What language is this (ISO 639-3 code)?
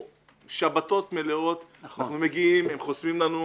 heb